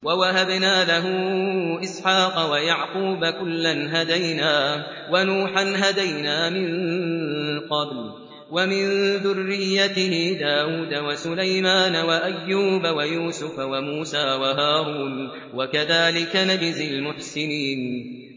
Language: Arabic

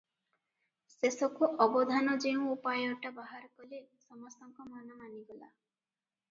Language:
Odia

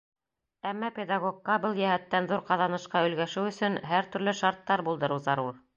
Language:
Bashkir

